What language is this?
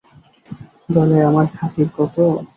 Bangla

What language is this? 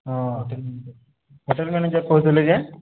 Odia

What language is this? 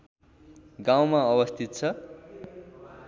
Nepali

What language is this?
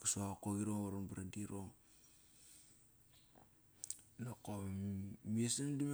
Kairak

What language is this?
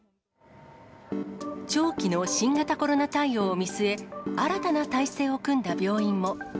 Japanese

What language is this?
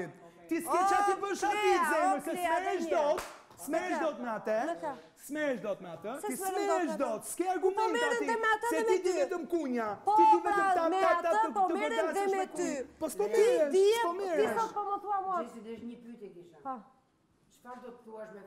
Romanian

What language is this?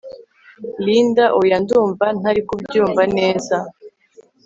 Kinyarwanda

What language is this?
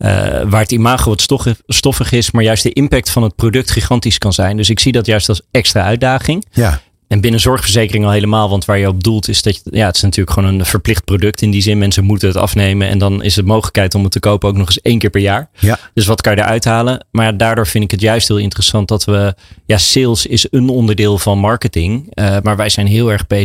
Dutch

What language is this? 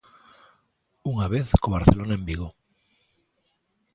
Galician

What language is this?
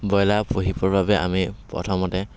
Assamese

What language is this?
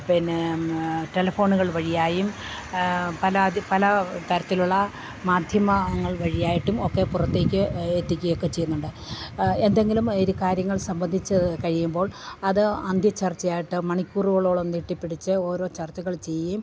Malayalam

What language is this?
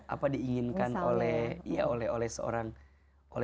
Indonesian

